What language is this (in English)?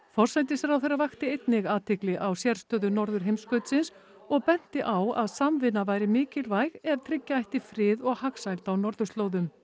Icelandic